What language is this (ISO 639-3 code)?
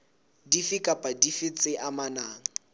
sot